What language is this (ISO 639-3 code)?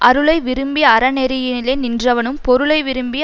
tam